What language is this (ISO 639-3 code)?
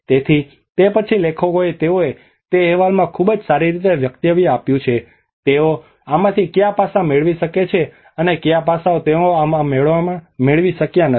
guj